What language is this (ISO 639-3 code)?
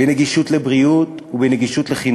heb